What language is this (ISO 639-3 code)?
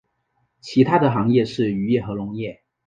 zho